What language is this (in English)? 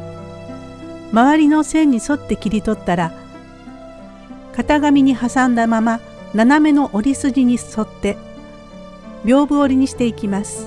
Japanese